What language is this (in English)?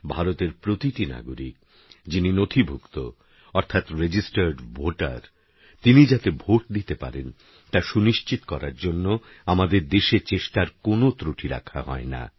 Bangla